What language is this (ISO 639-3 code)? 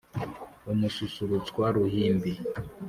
kin